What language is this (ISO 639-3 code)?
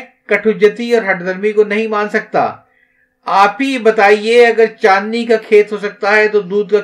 urd